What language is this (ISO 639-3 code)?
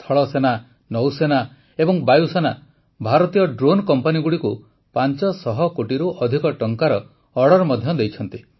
ori